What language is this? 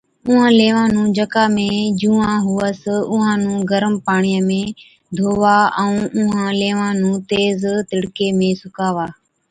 Od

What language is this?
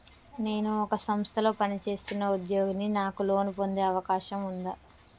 Telugu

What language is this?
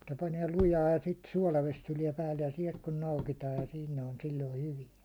Finnish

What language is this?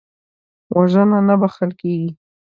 Pashto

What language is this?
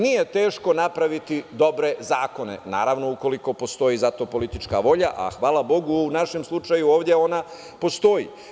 Serbian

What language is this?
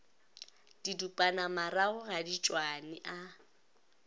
Northern Sotho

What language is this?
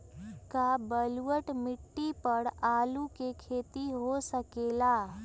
Magahi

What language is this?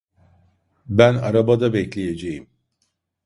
Turkish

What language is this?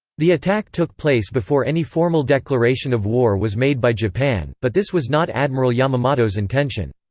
English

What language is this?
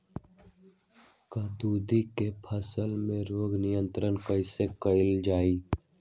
Magahi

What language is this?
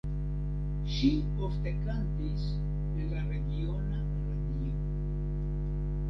Esperanto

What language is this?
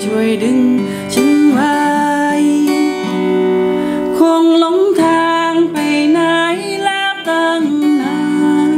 Thai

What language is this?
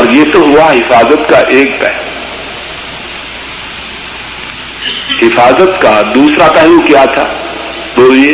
Urdu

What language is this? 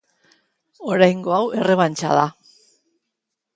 Basque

